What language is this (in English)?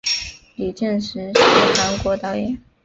Chinese